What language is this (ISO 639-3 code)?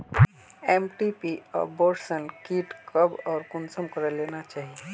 mag